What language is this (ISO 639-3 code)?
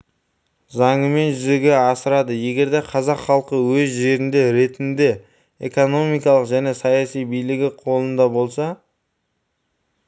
kaz